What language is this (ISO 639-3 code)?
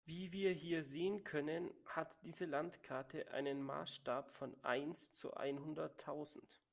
deu